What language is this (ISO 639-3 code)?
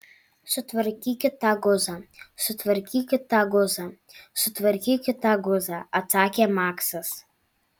lit